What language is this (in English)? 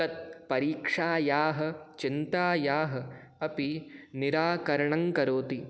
Sanskrit